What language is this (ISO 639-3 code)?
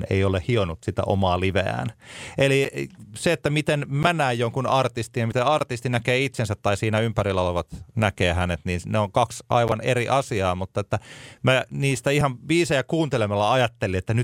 fin